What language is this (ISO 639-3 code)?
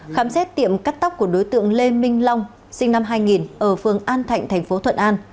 vie